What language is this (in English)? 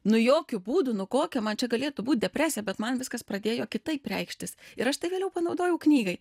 Lithuanian